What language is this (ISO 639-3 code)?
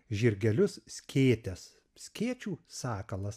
lit